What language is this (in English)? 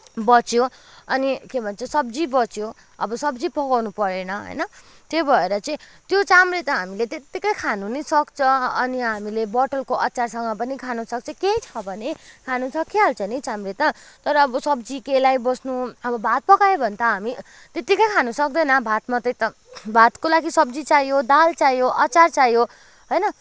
Nepali